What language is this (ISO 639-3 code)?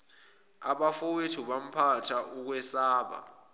zul